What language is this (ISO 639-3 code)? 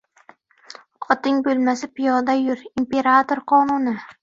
uzb